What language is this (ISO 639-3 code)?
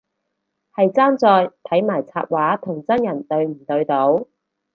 yue